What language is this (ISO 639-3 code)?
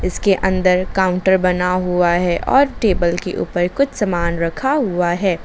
hin